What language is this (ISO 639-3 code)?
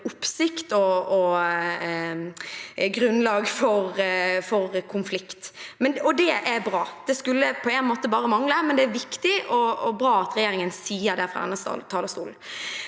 nor